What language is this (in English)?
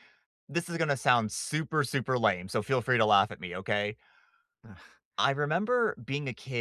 English